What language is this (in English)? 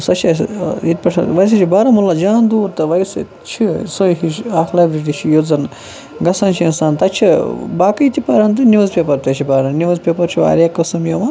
Kashmiri